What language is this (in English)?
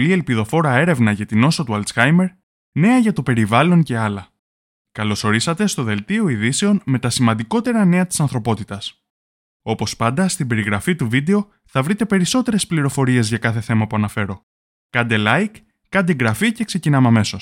Greek